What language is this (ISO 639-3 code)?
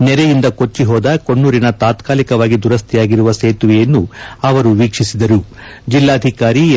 kan